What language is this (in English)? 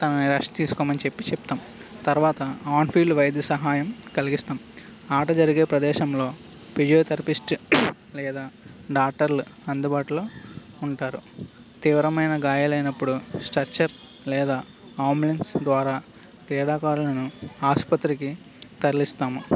Telugu